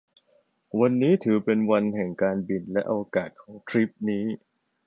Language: Thai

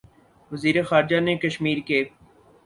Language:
Urdu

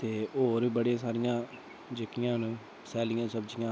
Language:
Dogri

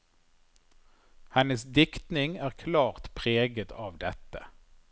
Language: Norwegian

